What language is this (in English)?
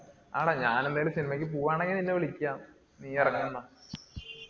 Malayalam